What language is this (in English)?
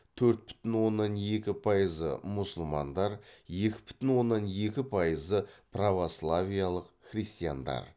Kazakh